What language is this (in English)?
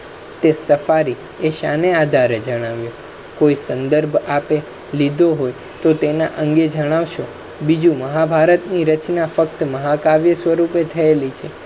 Gujarati